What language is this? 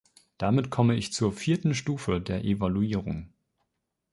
German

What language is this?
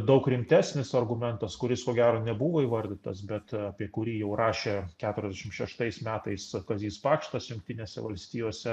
Lithuanian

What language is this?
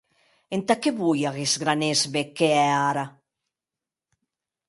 Occitan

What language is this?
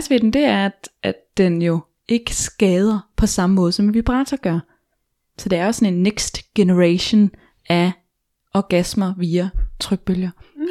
Danish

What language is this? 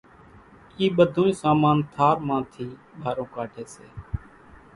Kachi Koli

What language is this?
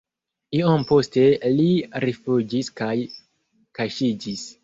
Esperanto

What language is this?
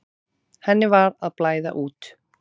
Icelandic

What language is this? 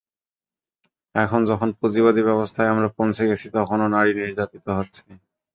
Bangla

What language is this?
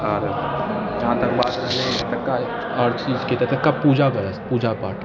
Maithili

